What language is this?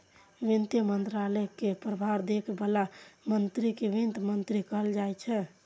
Maithili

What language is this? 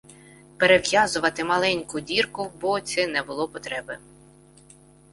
Ukrainian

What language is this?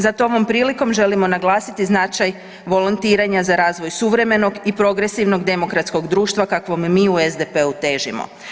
Croatian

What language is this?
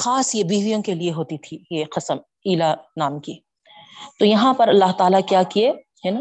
Urdu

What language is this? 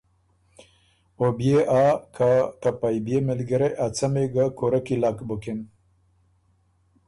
Ormuri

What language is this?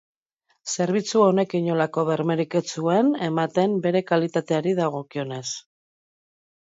Basque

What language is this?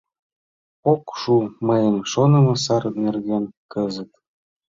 Mari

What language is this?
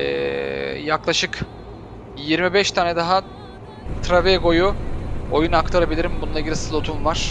Turkish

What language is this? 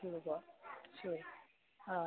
Manipuri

